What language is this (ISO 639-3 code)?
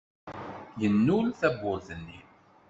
kab